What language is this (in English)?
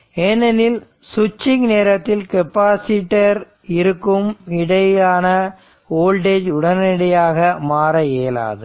Tamil